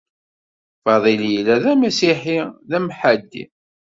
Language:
Kabyle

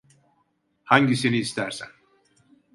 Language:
Turkish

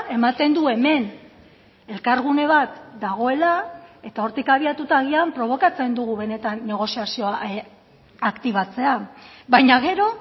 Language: Basque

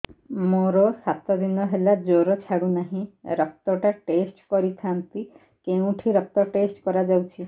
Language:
Odia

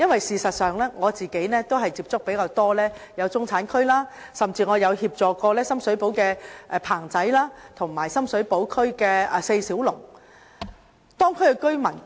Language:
Cantonese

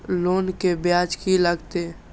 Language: Maithili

